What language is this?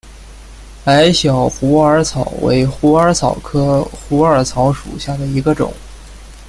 Chinese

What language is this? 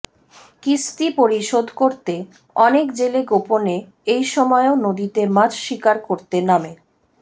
Bangla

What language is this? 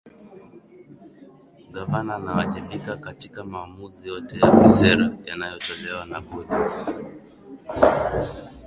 Swahili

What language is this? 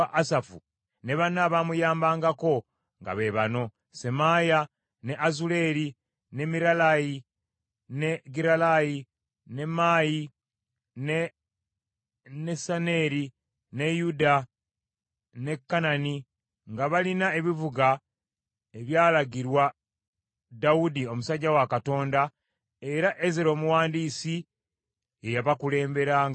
Ganda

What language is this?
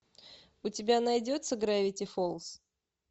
Russian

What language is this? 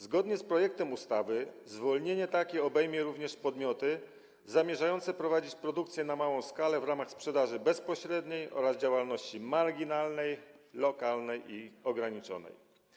Polish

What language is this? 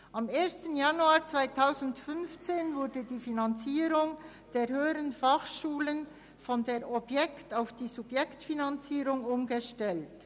Swiss German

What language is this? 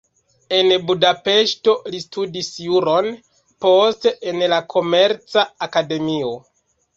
Esperanto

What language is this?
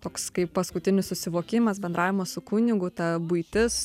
Lithuanian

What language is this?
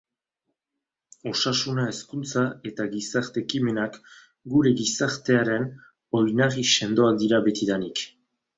Basque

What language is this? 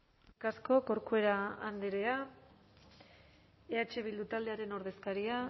Basque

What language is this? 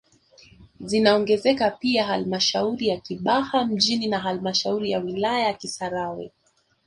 Swahili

